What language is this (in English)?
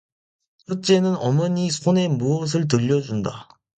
Korean